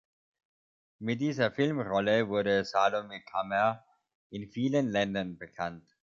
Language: German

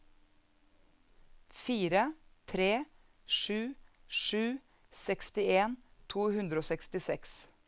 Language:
Norwegian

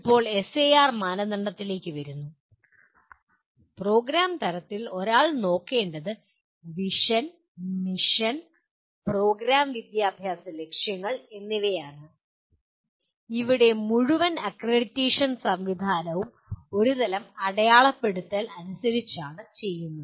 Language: Malayalam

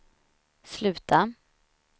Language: Swedish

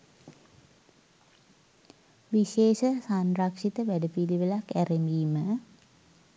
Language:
Sinhala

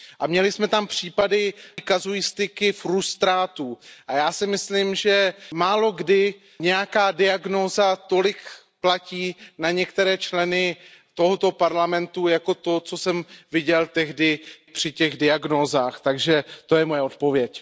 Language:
Czech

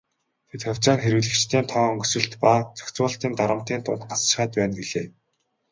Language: Mongolian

